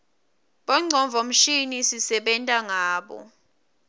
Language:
Swati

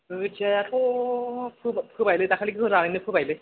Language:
Bodo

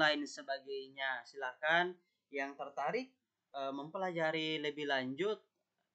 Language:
Indonesian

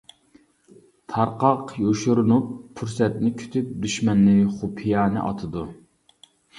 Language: Uyghur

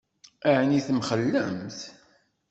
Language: Kabyle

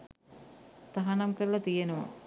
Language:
Sinhala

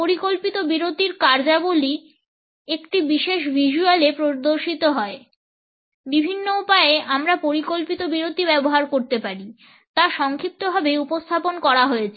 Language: Bangla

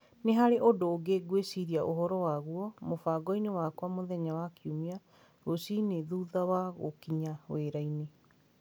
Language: Kikuyu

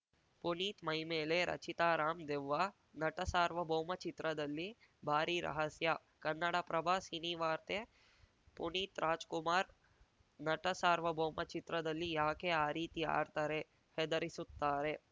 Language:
Kannada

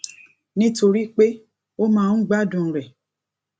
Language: Yoruba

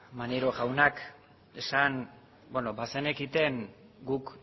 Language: Basque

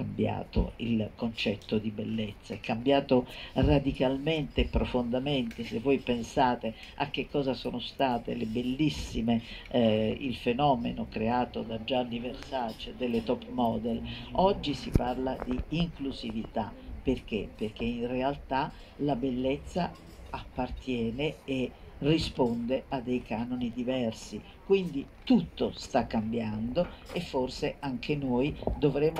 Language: Italian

